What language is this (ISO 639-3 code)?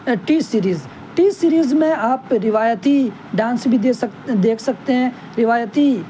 urd